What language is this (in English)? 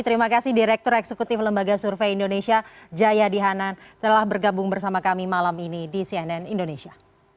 Indonesian